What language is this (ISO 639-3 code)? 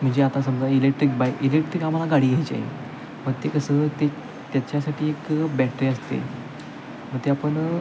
mar